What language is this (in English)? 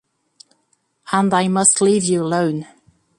English